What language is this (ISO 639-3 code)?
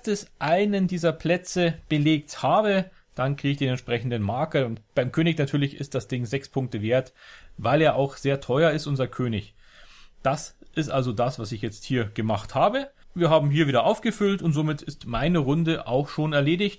deu